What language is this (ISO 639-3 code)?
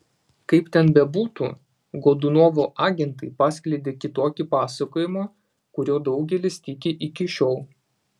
lit